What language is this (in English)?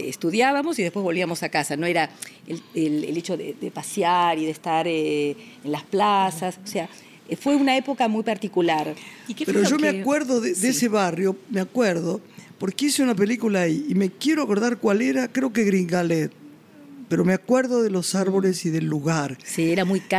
Spanish